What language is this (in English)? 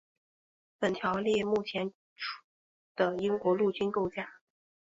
Chinese